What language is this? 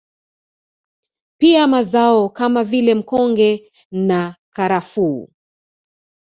Swahili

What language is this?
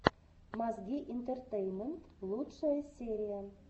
Russian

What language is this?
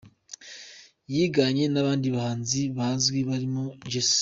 Kinyarwanda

